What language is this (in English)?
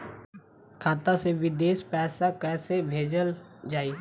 Bhojpuri